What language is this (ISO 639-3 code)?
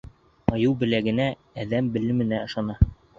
bak